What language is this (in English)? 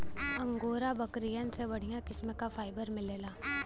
Bhojpuri